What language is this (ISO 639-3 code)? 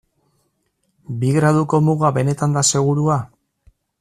eus